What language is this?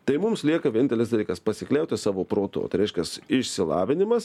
Lithuanian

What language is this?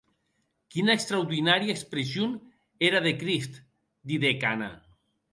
Occitan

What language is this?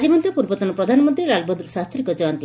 Odia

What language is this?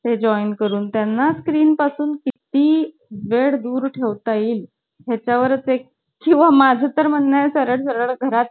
Marathi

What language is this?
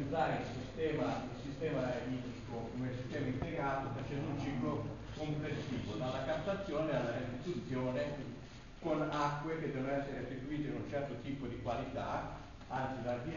Italian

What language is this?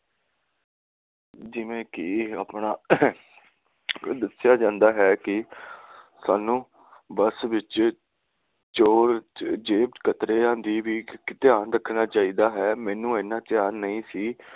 Punjabi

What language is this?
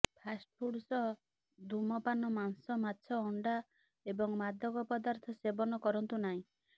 Odia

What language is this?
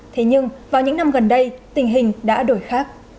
Vietnamese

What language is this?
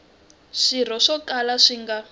Tsonga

